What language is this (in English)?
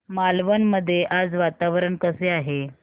Marathi